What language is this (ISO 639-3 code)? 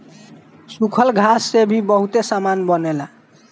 bho